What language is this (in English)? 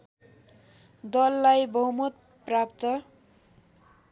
Nepali